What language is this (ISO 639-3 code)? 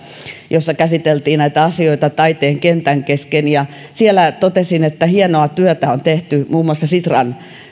fin